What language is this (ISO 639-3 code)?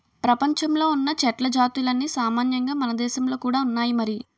tel